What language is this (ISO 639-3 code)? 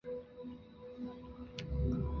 zho